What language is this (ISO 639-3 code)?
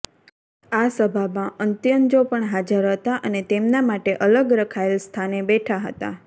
guj